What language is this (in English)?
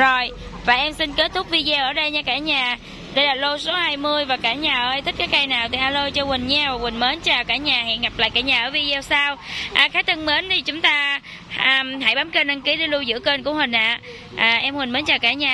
Vietnamese